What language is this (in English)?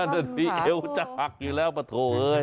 Thai